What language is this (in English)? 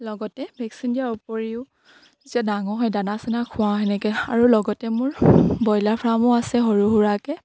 Assamese